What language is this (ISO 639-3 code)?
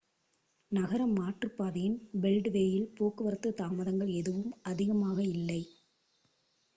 tam